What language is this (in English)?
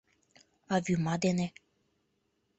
Mari